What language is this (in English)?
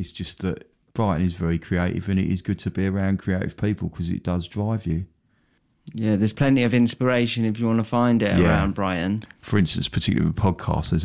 English